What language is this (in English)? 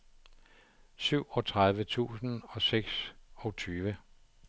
Danish